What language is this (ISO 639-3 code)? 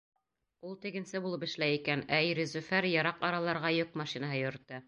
bak